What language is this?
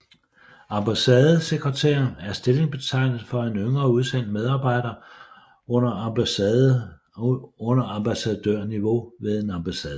Danish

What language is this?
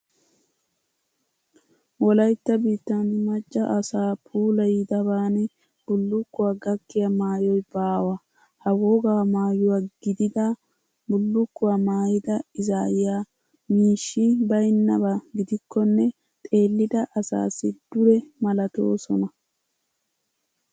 Wolaytta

